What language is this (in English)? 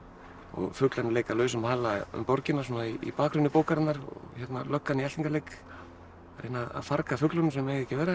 Icelandic